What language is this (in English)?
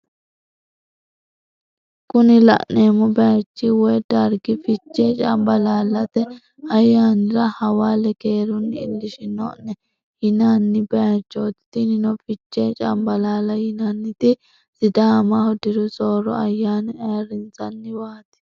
Sidamo